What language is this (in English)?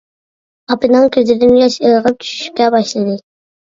Uyghur